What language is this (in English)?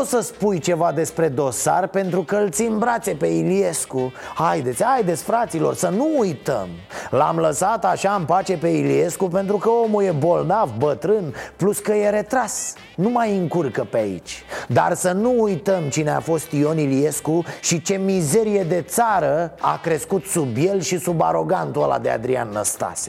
Romanian